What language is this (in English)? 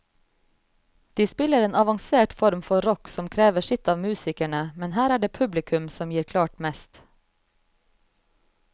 Norwegian